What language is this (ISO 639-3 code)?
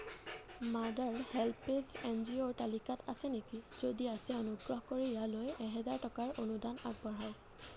asm